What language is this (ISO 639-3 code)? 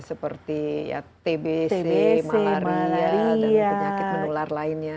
ind